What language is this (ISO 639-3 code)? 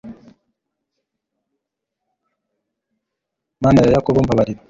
kin